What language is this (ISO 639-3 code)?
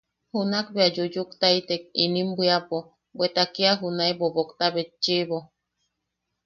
yaq